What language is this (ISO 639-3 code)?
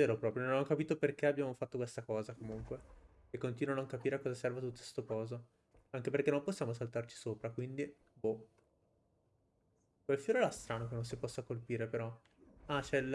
ita